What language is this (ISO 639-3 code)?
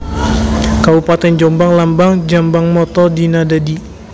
jav